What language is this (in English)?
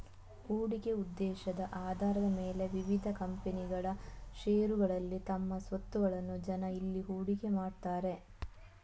Kannada